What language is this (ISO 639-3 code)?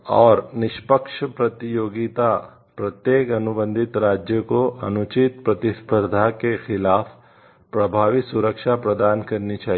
hin